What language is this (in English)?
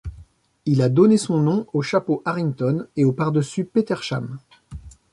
French